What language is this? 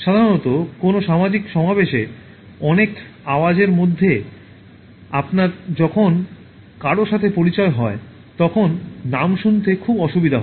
Bangla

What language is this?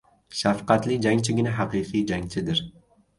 Uzbek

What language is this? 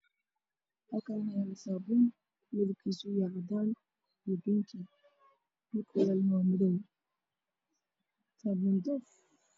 Somali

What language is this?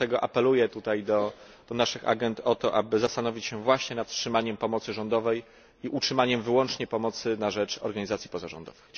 Polish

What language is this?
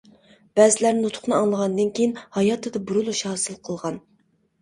Uyghur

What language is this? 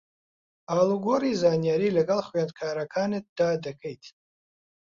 Central Kurdish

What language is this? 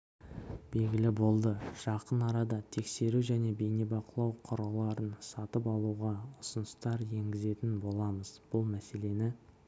Kazakh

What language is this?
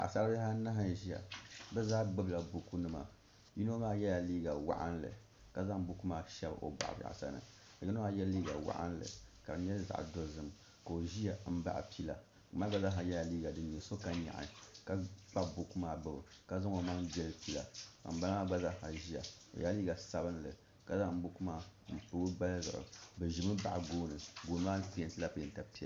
Dagbani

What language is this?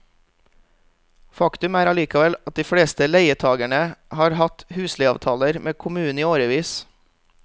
Norwegian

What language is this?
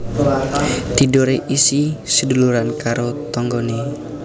Javanese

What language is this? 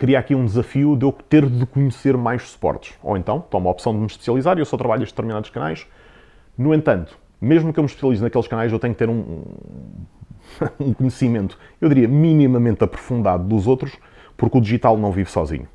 Portuguese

